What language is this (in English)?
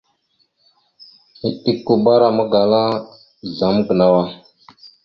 Mada (Cameroon)